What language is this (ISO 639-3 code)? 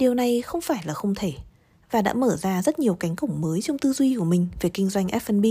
vie